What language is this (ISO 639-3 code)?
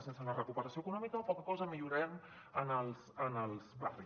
cat